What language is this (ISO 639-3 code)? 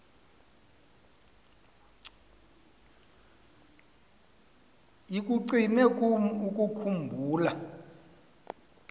xho